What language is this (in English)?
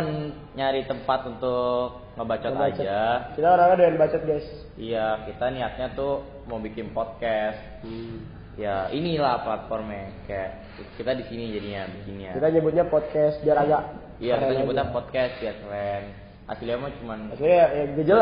Indonesian